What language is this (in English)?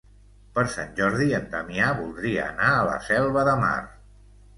Catalan